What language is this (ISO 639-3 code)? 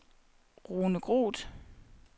dan